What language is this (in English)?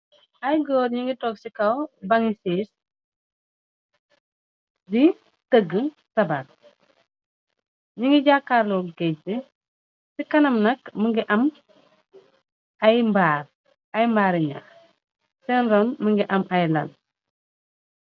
Wolof